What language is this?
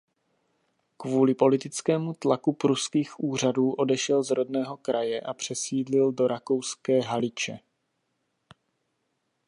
Czech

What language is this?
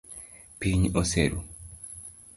Luo (Kenya and Tanzania)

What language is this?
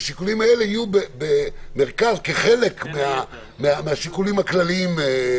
Hebrew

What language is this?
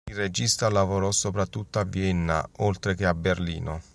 Italian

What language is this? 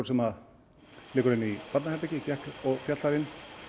Icelandic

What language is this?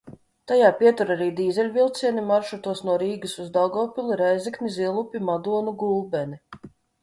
Latvian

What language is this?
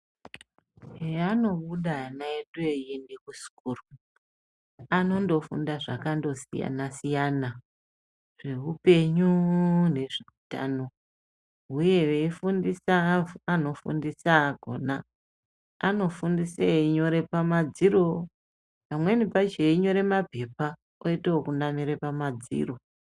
Ndau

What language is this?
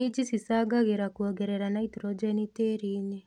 Kikuyu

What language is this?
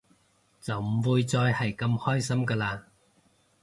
Cantonese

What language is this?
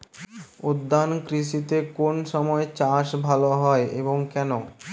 Bangla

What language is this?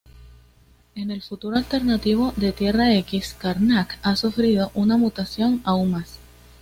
Spanish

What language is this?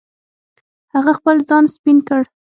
Pashto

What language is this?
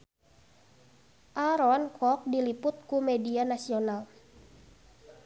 Sundanese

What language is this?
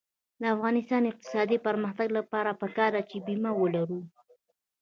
Pashto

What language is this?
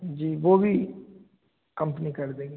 Hindi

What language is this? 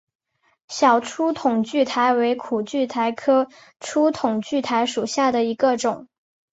Chinese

